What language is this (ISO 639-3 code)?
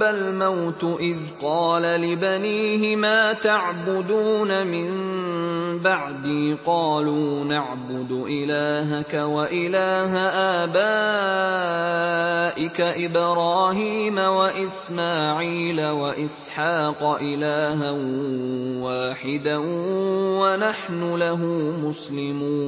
ara